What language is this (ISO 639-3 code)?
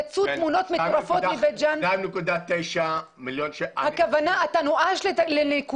heb